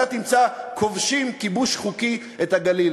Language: Hebrew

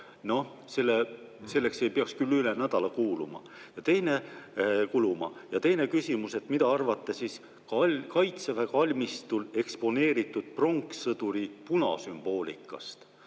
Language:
Estonian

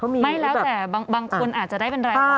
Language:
Thai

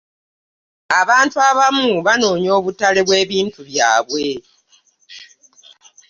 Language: Ganda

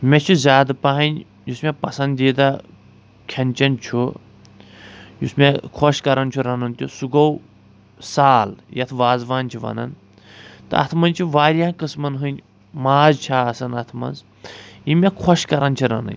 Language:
Kashmiri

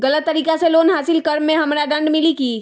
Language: Magahi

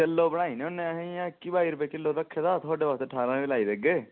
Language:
Dogri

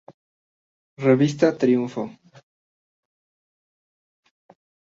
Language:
Spanish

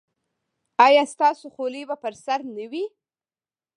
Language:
Pashto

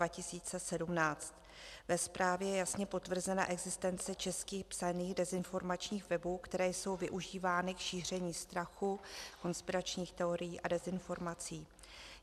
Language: Czech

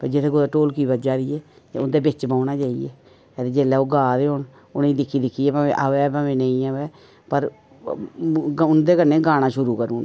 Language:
Dogri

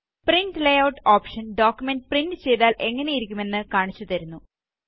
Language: Malayalam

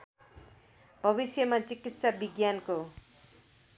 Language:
Nepali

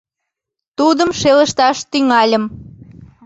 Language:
Mari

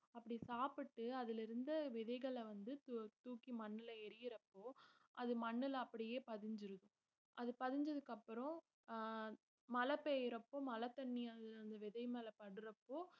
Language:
Tamil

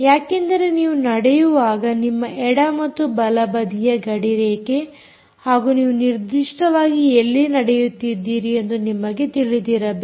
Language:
Kannada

